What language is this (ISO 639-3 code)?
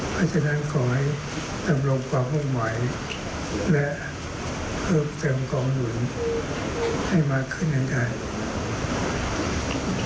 tha